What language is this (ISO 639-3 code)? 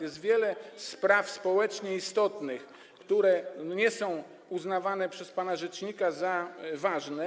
pol